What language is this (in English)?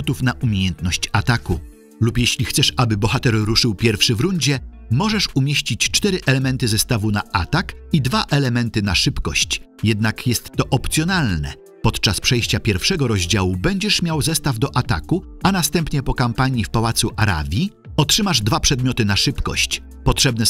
Polish